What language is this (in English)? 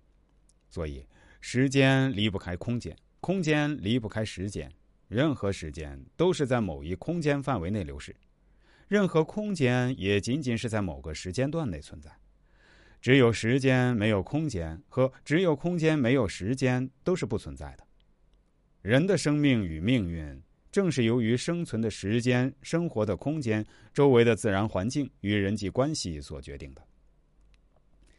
Chinese